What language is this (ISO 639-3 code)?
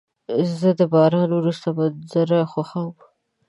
pus